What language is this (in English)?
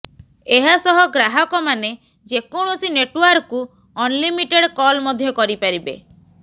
Odia